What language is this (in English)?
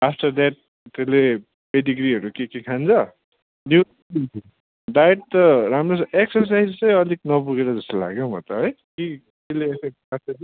Nepali